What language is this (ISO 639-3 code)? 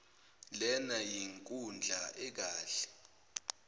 zul